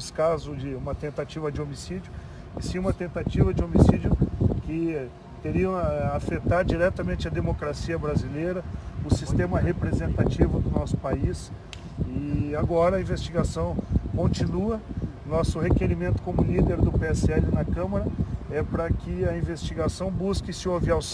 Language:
Portuguese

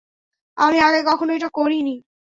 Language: Bangla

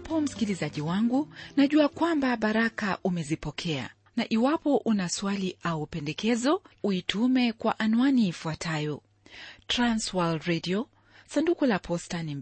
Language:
Swahili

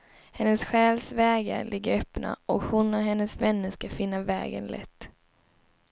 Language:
Swedish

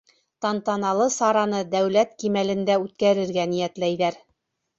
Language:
Bashkir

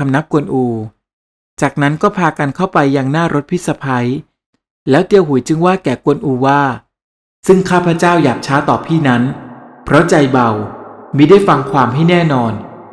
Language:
Thai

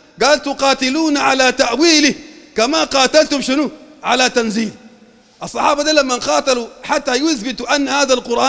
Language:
Arabic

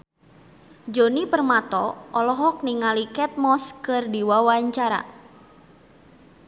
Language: Sundanese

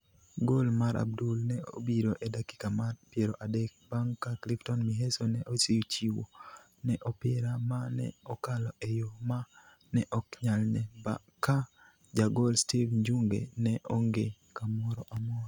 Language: Luo (Kenya and Tanzania)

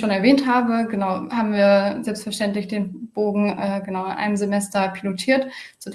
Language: German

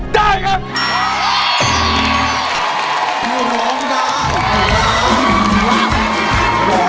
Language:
Thai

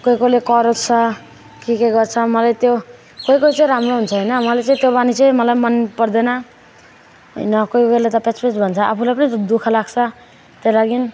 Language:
Nepali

